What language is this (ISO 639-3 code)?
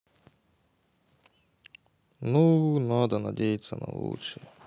rus